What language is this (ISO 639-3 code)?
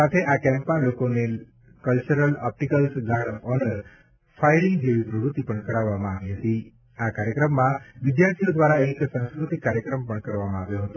guj